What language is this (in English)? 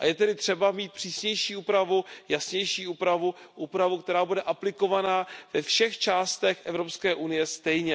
Czech